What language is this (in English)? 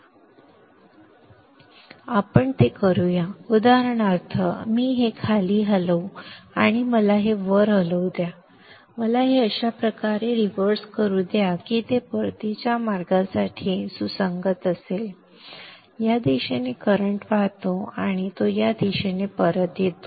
Marathi